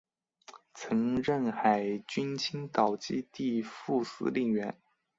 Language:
Chinese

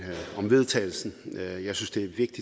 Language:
Danish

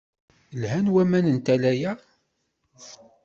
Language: Kabyle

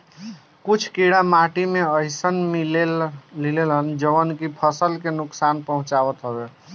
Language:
Bhojpuri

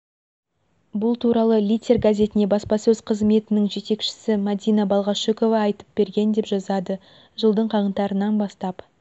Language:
Kazakh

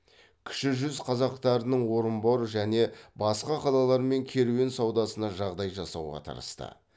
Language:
Kazakh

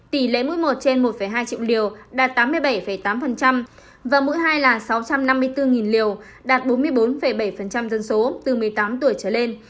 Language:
Vietnamese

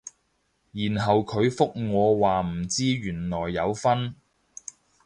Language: Cantonese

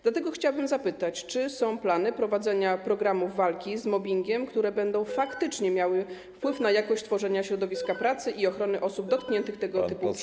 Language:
Polish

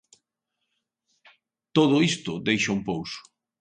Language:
Galician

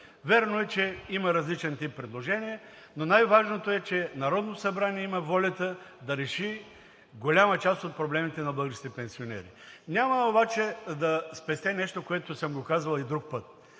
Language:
Bulgarian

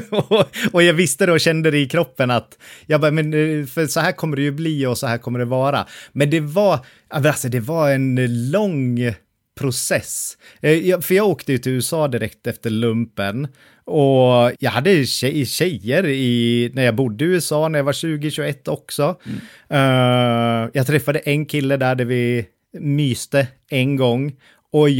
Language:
Swedish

